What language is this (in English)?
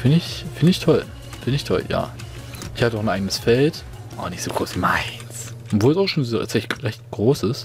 German